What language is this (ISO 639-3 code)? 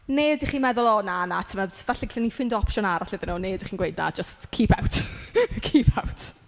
cym